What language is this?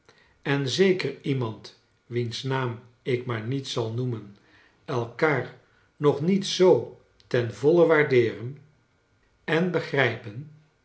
Dutch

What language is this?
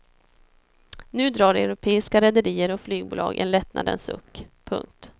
Swedish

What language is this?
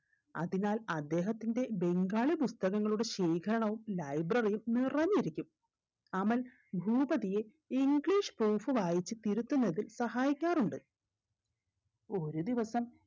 Malayalam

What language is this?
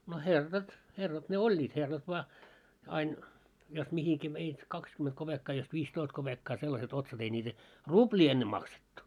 Finnish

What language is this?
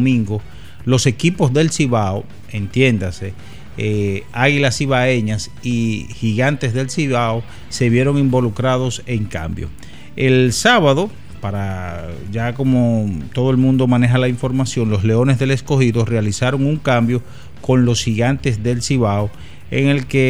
Spanish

